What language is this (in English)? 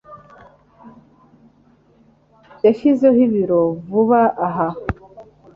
Kinyarwanda